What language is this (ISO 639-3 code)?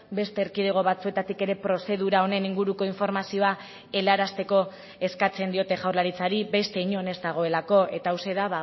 eus